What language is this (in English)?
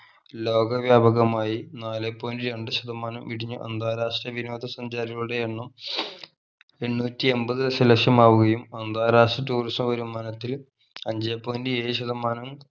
Malayalam